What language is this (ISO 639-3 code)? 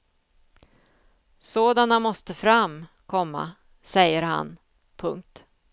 swe